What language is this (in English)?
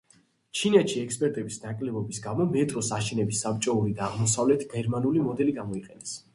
Georgian